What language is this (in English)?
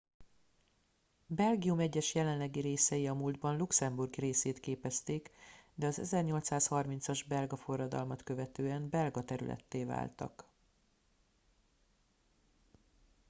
Hungarian